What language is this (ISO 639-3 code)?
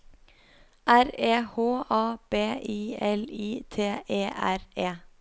nor